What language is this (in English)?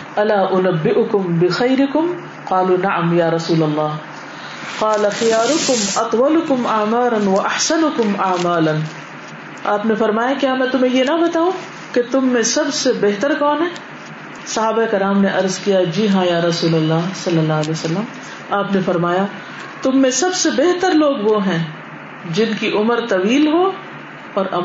Urdu